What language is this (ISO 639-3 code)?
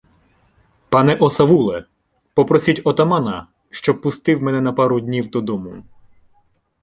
ukr